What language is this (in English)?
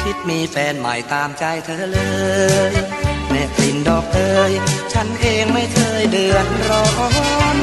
Thai